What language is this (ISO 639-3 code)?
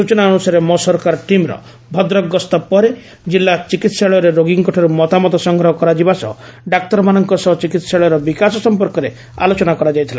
ori